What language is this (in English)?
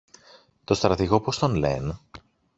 Greek